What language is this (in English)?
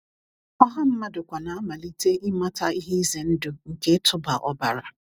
Igbo